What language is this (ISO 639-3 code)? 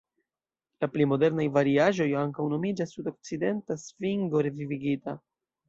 epo